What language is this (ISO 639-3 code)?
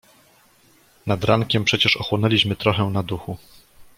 pol